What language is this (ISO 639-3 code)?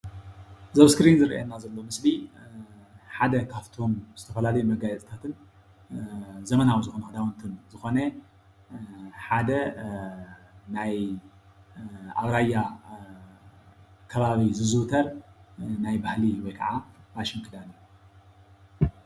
tir